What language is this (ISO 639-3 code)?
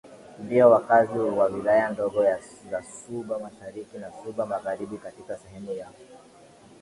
swa